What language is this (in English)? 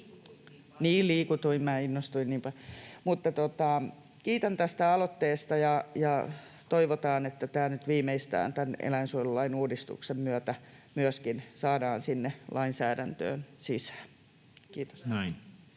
Finnish